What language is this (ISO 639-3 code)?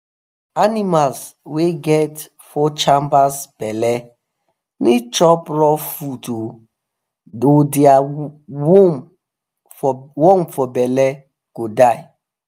pcm